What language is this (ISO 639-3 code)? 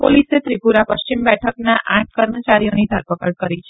guj